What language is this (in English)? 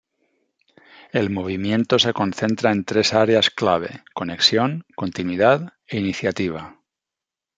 Spanish